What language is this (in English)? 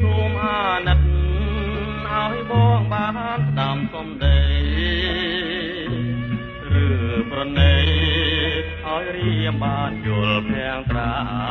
Thai